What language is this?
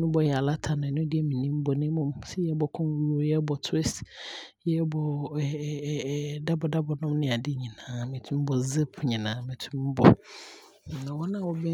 Abron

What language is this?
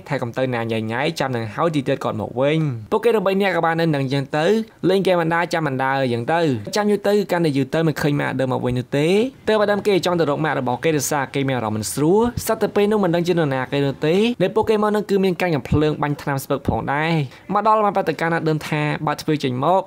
Thai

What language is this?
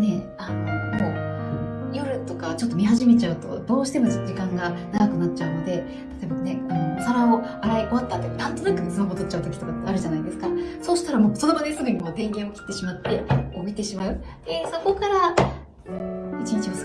Japanese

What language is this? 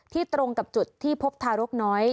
Thai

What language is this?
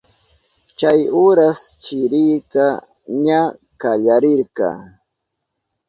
Southern Pastaza Quechua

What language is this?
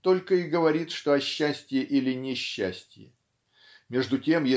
Russian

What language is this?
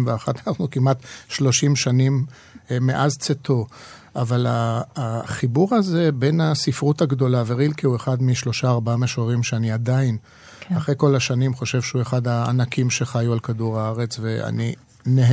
Hebrew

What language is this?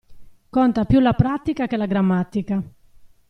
Italian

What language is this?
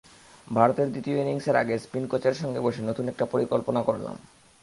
Bangla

